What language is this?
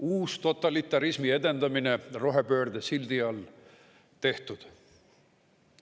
Estonian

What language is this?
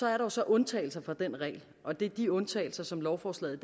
Danish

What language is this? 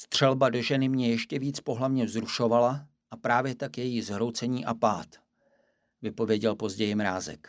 Czech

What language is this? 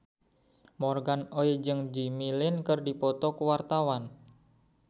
Sundanese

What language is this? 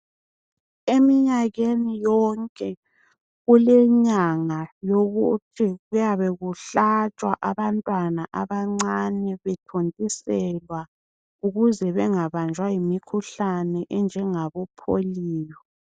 North Ndebele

